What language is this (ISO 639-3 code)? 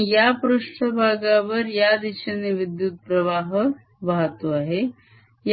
mar